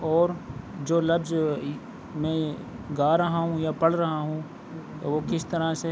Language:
Urdu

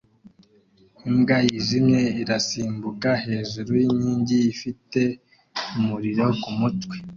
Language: Kinyarwanda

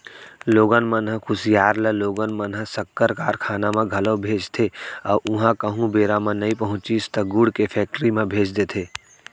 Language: Chhattisgarhi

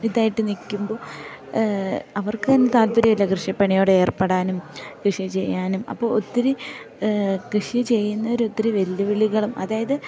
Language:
Malayalam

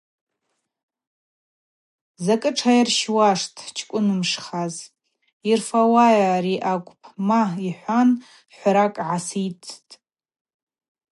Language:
Abaza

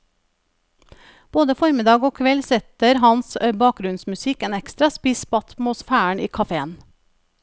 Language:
Norwegian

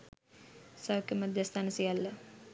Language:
Sinhala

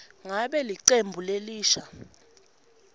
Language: Swati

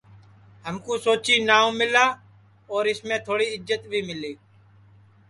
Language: Sansi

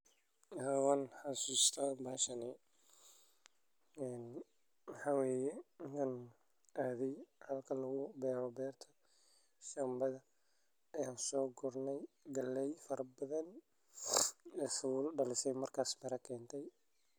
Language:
Somali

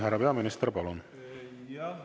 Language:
Estonian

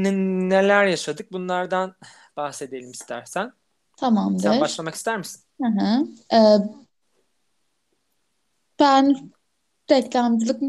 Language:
Turkish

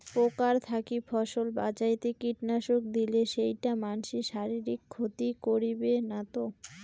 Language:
Bangla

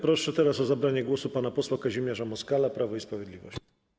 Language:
Polish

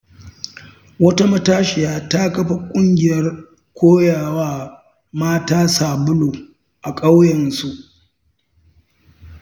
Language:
Hausa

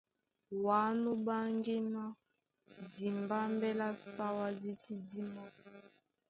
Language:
Duala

